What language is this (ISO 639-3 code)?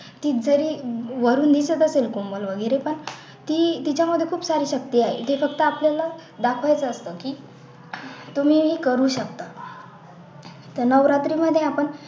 mar